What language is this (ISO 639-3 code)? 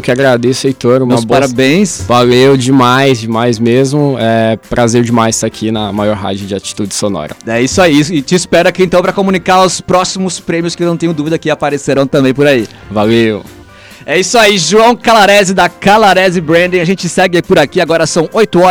por